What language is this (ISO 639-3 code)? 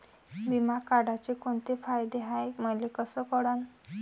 mar